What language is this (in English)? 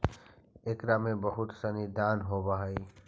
Magahi